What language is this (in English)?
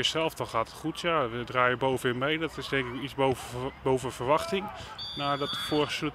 Dutch